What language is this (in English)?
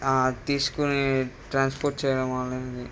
Telugu